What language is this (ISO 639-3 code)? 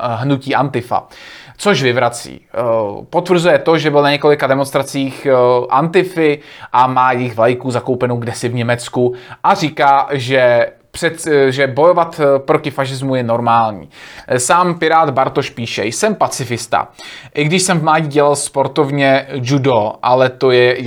ces